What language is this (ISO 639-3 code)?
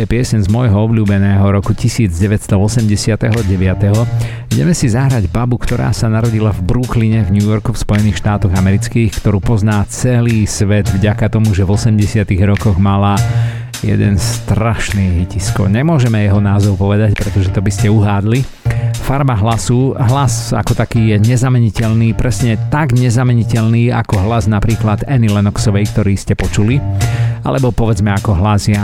slk